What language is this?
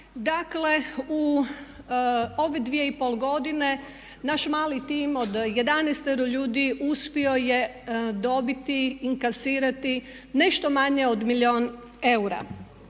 Croatian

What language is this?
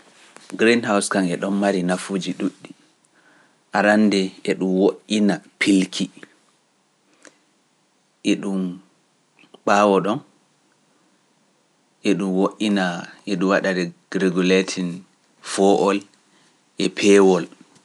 Pular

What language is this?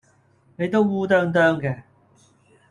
Cantonese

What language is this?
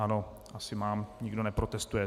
Czech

